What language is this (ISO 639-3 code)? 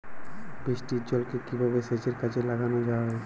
ben